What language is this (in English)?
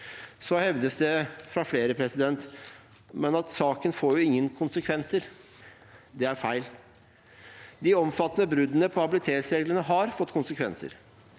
Norwegian